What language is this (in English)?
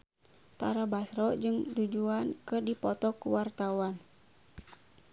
Sundanese